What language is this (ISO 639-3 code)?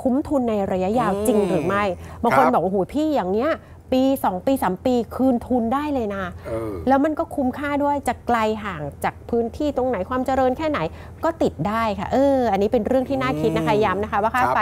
tha